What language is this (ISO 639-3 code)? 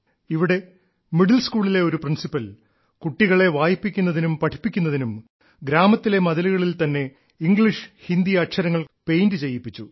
mal